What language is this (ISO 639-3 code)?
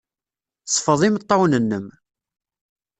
kab